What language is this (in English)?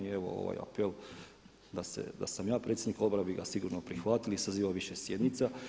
Croatian